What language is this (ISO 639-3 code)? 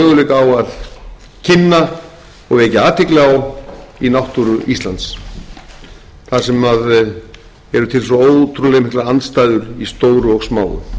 isl